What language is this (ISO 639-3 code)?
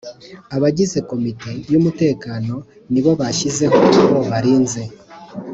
kin